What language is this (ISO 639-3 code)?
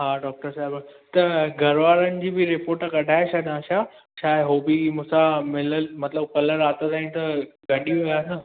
snd